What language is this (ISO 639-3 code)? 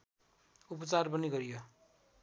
nep